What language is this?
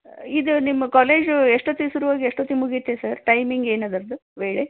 Kannada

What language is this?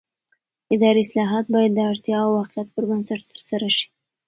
Pashto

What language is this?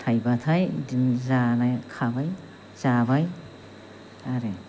Bodo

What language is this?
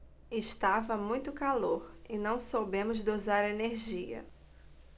Portuguese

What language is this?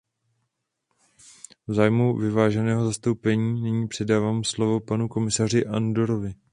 Czech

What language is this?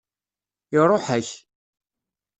Kabyle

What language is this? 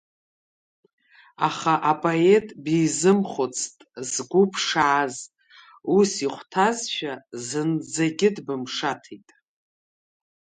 Abkhazian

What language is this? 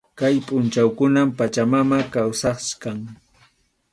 Arequipa-La Unión Quechua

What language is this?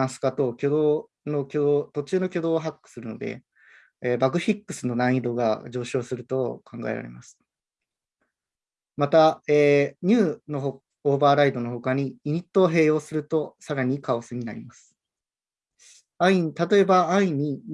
Japanese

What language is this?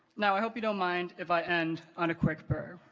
English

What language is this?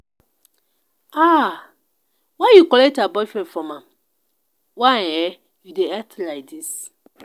Nigerian Pidgin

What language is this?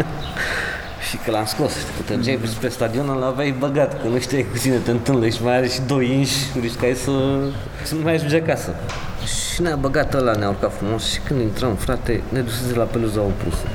Romanian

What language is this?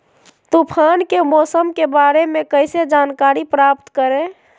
Magahi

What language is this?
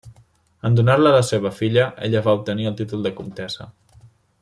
Catalan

